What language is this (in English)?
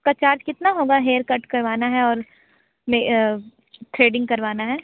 Hindi